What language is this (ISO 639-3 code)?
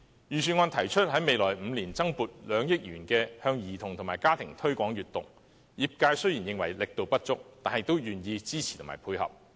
yue